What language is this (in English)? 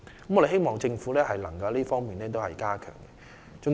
Cantonese